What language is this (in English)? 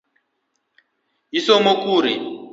Luo (Kenya and Tanzania)